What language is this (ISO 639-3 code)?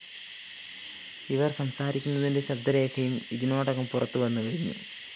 mal